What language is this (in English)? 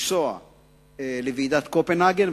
Hebrew